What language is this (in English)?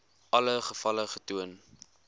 Afrikaans